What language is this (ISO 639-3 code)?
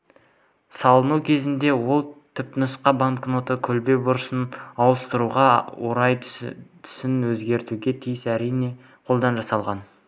kaz